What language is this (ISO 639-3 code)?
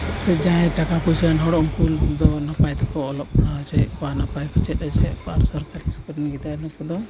sat